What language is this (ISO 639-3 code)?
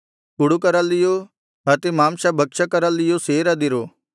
kan